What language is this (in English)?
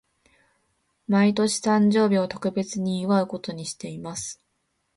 Japanese